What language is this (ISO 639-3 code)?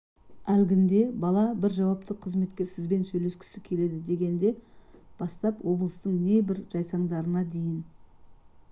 kaz